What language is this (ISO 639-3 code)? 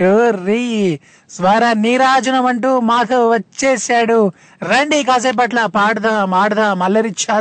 tel